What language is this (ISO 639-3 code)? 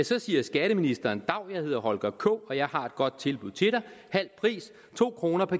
dan